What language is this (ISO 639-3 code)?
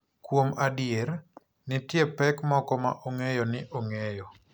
luo